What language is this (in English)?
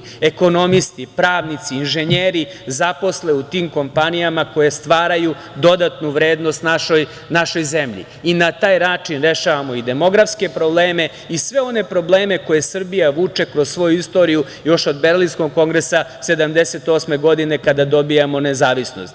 Serbian